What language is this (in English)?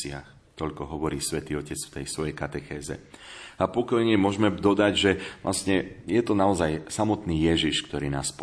Slovak